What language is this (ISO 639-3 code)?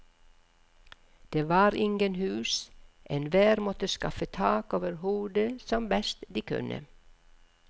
nor